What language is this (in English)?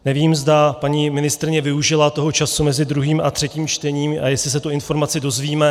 Czech